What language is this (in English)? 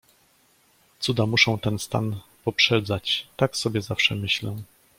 Polish